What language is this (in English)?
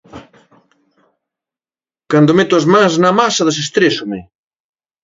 Galician